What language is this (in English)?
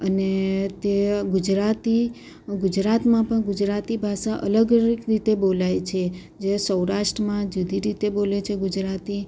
Gujarati